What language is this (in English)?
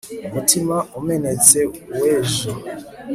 Kinyarwanda